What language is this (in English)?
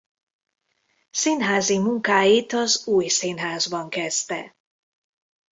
Hungarian